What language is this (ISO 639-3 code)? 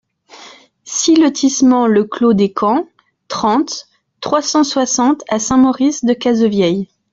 fra